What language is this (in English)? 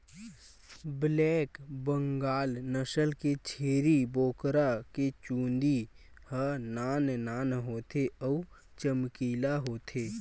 Chhattisgarhi